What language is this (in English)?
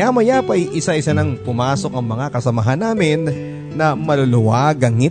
Filipino